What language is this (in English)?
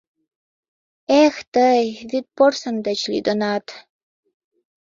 Mari